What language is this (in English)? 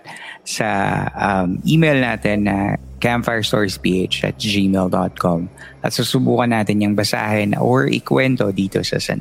Filipino